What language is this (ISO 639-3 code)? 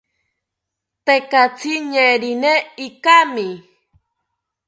cpy